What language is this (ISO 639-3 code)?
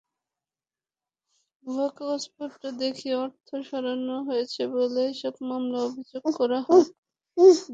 ben